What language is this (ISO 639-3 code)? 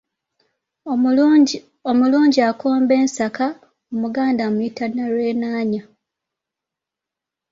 lug